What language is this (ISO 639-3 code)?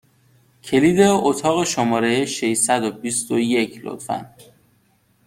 fas